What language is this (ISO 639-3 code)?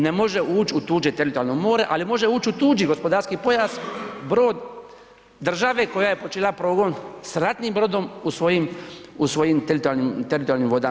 hrv